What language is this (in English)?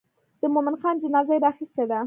Pashto